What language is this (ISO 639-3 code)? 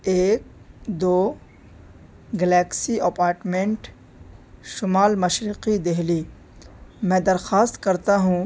urd